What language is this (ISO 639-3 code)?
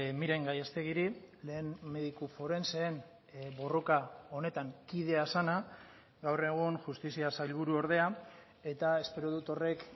eus